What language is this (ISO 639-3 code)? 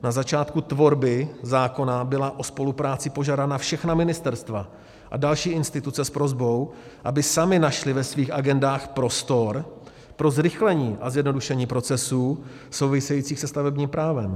ces